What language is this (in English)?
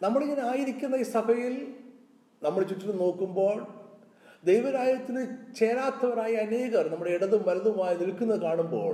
Malayalam